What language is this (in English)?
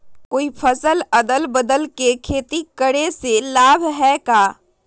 Magahi